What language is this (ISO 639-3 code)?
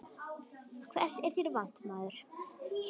isl